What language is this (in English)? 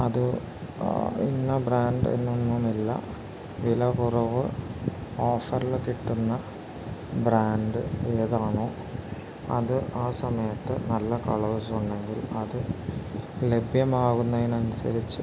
Malayalam